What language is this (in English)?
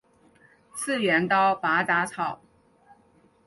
Chinese